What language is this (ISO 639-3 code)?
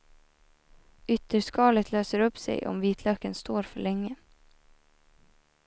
swe